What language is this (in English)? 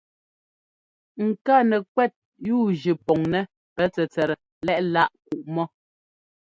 Ngomba